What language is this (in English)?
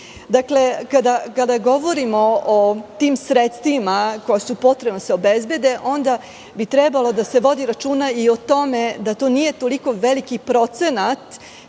Serbian